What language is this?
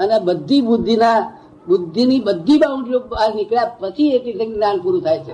Gujarati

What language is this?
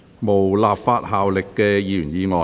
Cantonese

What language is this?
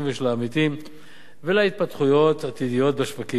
Hebrew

